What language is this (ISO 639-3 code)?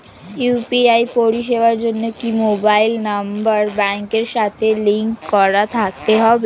ben